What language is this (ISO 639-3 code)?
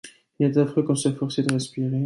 fra